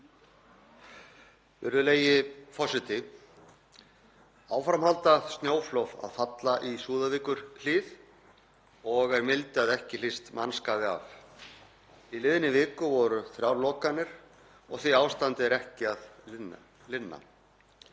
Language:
Icelandic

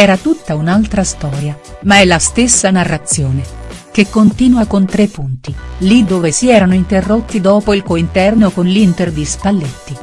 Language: Italian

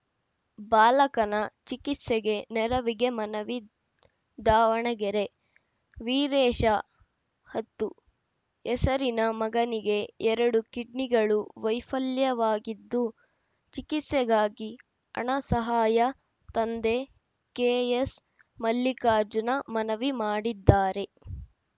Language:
Kannada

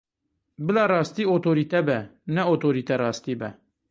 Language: Kurdish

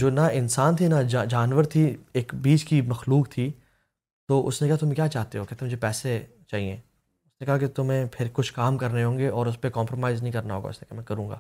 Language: Urdu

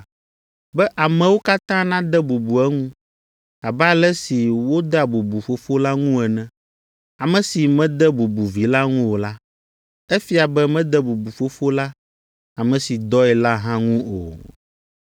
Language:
Ewe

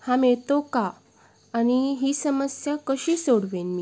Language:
Marathi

